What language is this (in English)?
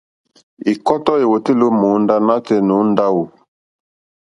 Mokpwe